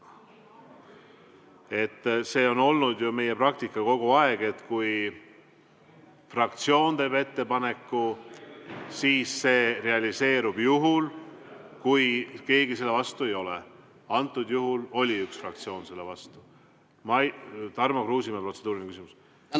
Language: Estonian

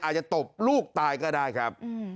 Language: Thai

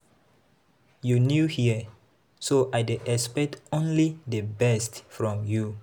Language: Nigerian Pidgin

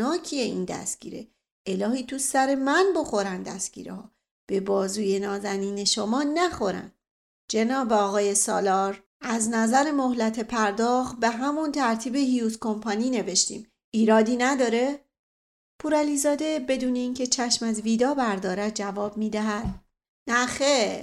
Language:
Persian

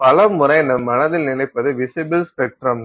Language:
Tamil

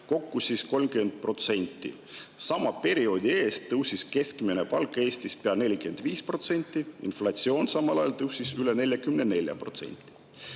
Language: Estonian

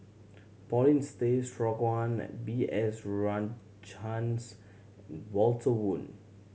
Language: English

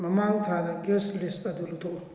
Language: Manipuri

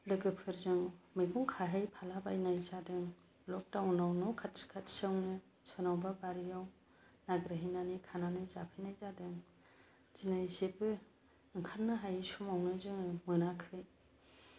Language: Bodo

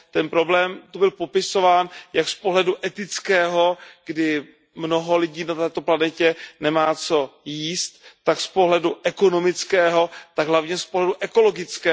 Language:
Czech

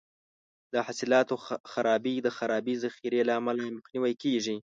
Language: Pashto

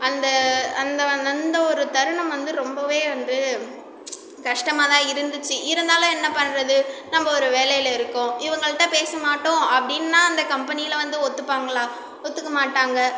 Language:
Tamil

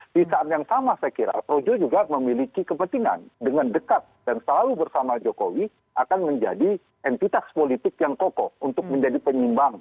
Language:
Indonesian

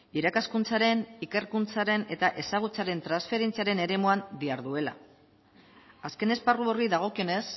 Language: Basque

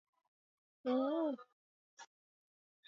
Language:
Swahili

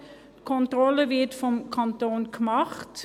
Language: Swiss German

